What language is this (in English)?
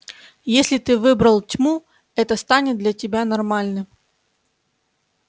Russian